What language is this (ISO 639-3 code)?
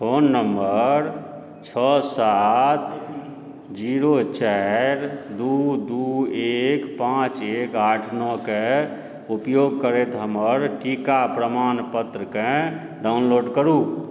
mai